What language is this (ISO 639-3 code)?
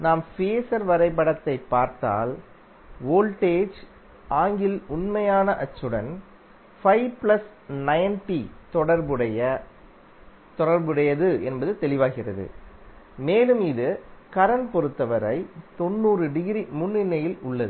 tam